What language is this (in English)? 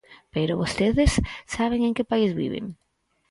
Galician